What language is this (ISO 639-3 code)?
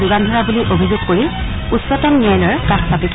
asm